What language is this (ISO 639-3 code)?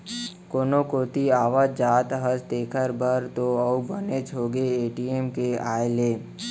hne